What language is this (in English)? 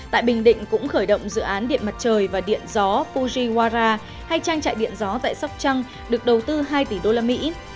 Vietnamese